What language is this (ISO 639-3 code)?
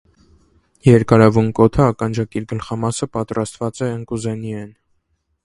hye